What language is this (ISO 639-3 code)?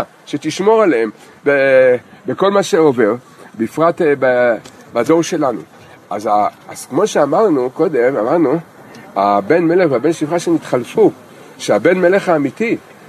heb